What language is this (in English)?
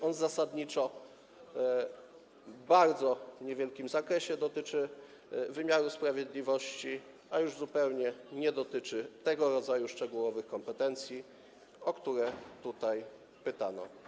Polish